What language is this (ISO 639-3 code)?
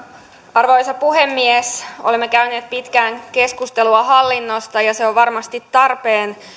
fin